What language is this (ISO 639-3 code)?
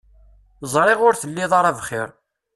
kab